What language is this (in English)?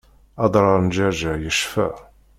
Kabyle